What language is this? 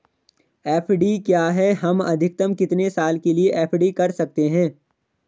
Hindi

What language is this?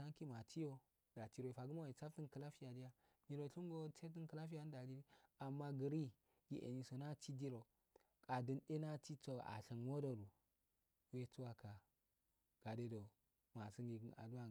Afade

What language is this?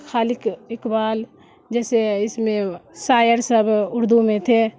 Urdu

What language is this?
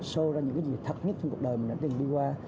Vietnamese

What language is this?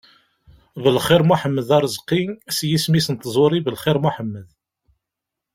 Kabyle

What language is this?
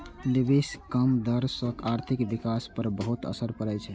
Maithili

